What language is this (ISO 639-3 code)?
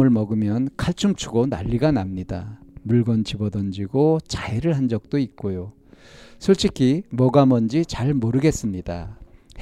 kor